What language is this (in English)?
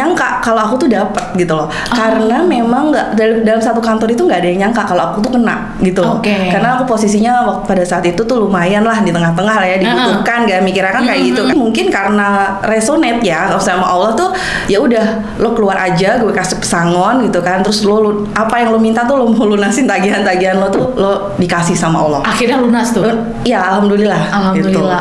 Indonesian